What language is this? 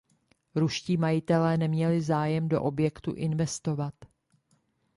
Czech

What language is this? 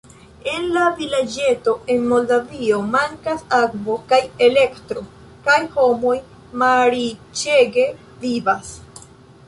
Esperanto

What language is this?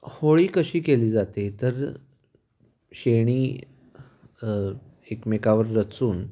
Marathi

